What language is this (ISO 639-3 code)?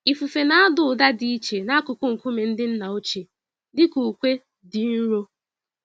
ibo